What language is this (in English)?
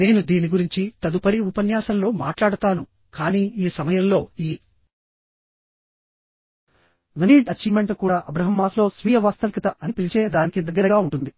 Telugu